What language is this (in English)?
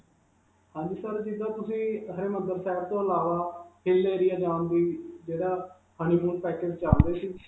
Punjabi